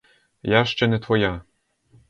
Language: Ukrainian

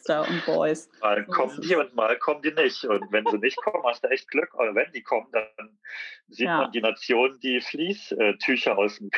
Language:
German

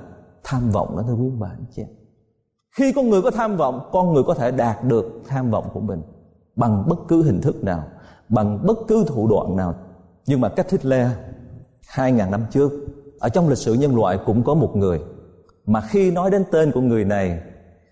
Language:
Vietnamese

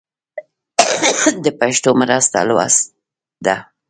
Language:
Pashto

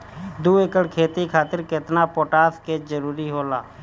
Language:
Bhojpuri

